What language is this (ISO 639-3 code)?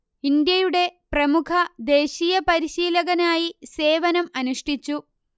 mal